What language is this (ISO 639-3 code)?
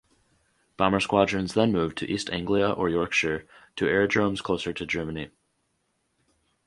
eng